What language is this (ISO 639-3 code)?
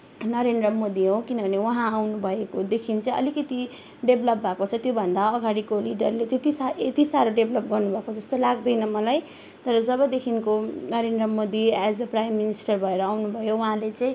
nep